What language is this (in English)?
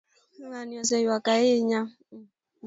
Luo (Kenya and Tanzania)